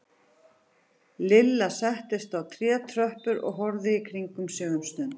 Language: Icelandic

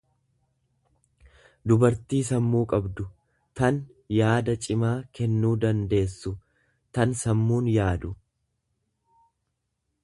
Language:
Oromo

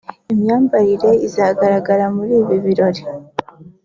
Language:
Kinyarwanda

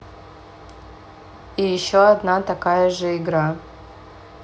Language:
Russian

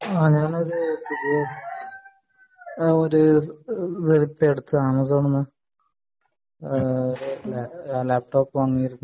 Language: Malayalam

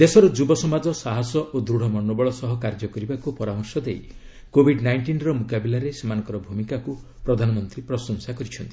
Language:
Odia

